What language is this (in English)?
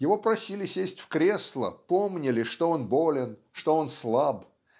Russian